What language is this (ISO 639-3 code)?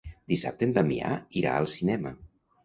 cat